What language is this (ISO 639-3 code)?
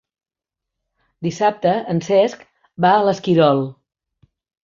cat